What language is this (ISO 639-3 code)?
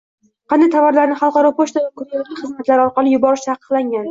uzb